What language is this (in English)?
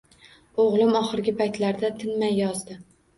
Uzbek